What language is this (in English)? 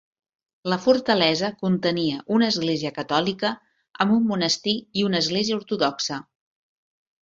Catalan